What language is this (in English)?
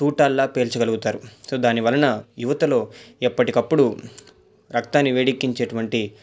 Telugu